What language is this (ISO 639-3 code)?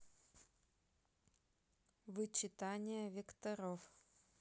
rus